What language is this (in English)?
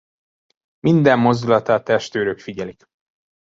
Hungarian